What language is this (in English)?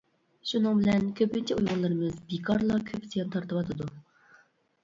Uyghur